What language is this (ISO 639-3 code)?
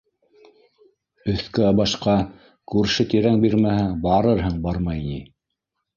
bak